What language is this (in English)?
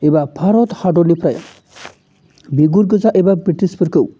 Bodo